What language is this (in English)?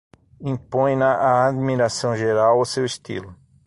Portuguese